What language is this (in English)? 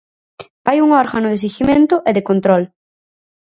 Galician